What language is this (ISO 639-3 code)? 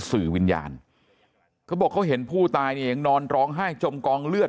tha